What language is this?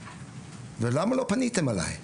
Hebrew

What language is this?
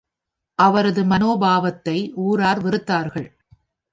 Tamil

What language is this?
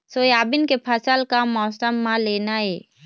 Chhattisgarhi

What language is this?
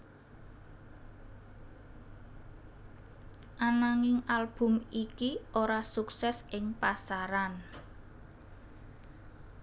Javanese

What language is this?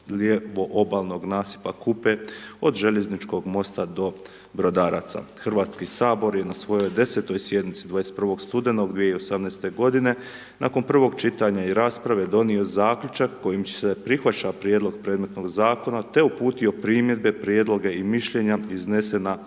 Croatian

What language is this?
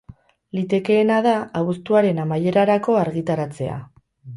Basque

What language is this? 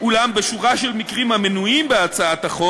Hebrew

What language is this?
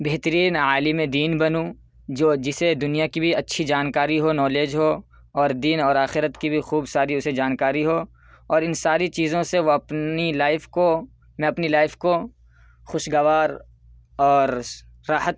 Urdu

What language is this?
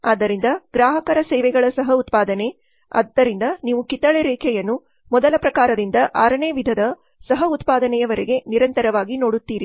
Kannada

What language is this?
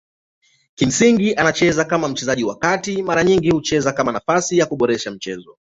Swahili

